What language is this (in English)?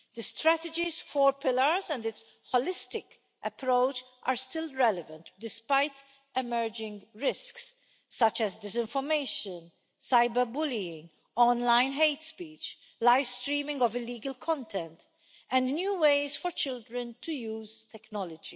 English